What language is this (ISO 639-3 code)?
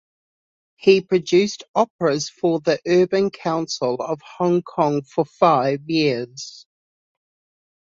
eng